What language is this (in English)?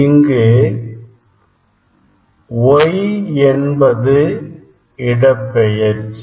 Tamil